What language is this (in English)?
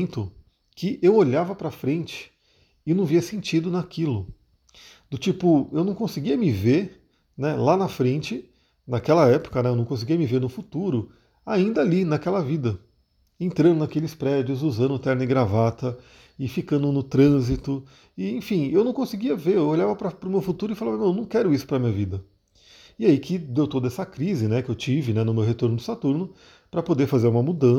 Portuguese